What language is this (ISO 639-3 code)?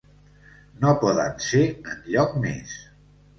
cat